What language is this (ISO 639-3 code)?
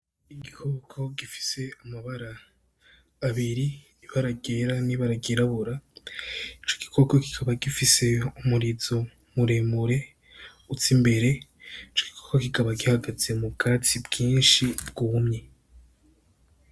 run